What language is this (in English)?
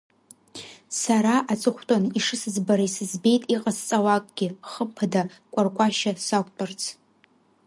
Abkhazian